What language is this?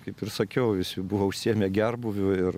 Lithuanian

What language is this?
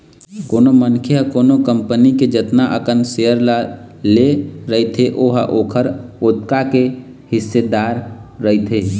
Chhattisgarhi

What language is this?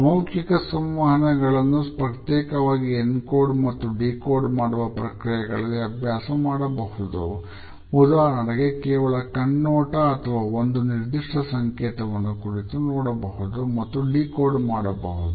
Kannada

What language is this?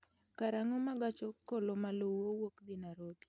Luo (Kenya and Tanzania)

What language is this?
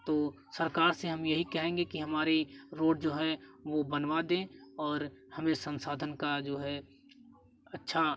Hindi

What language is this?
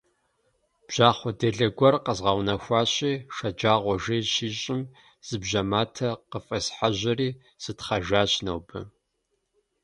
Kabardian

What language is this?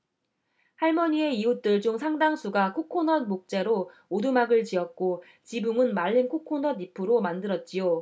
Korean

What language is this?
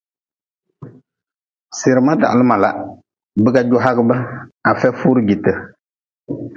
Nawdm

